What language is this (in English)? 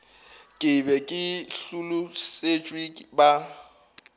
Northern Sotho